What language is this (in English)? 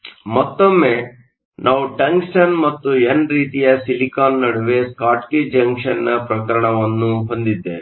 Kannada